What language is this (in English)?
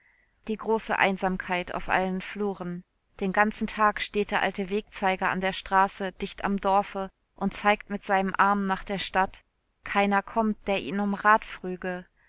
German